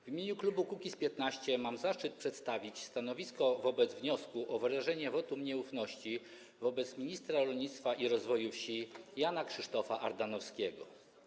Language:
Polish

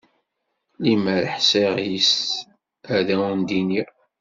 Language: Kabyle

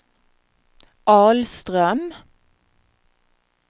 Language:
Swedish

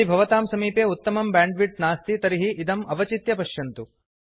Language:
Sanskrit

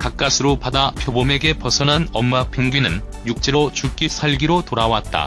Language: Korean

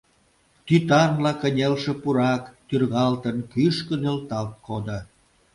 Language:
Mari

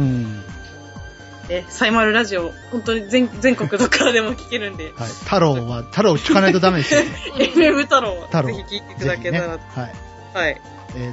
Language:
Japanese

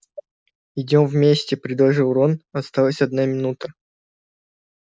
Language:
Russian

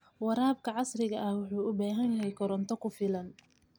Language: Somali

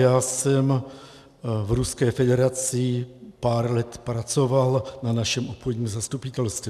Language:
Czech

